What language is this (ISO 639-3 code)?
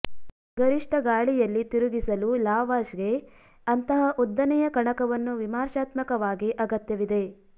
kan